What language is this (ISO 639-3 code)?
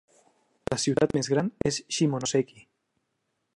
cat